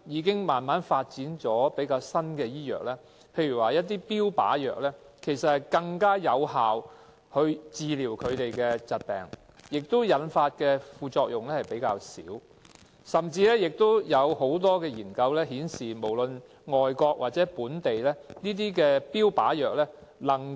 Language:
Cantonese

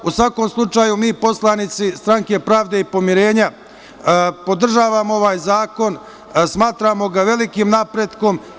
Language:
Serbian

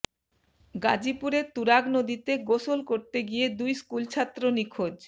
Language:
Bangla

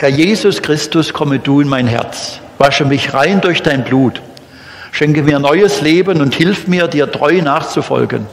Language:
German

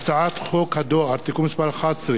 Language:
Hebrew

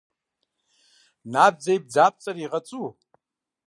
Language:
Kabardian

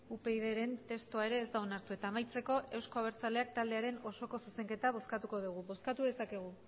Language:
Basque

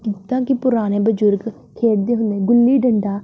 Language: Punjabi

